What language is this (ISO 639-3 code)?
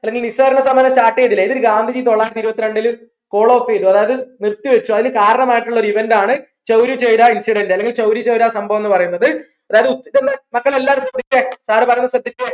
mal